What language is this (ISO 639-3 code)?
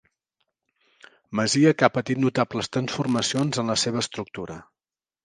cat